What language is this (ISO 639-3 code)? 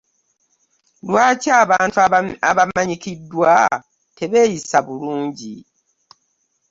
lug